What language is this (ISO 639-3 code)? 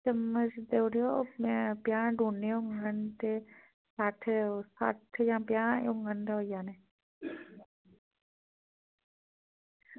doi